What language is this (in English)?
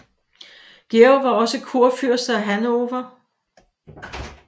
Danish